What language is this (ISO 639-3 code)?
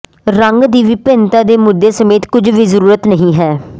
pan